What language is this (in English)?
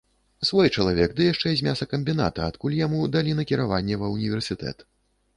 Belarusian